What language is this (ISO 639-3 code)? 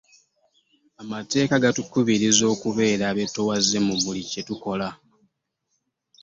lug